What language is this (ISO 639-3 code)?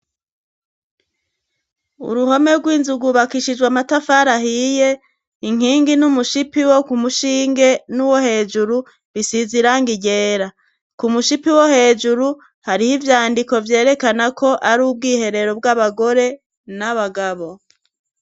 run